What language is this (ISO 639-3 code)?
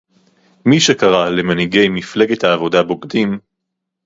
heb